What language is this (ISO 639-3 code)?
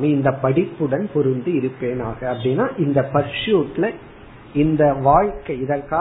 tam